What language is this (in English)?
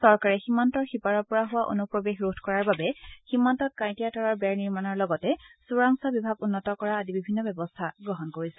Assamese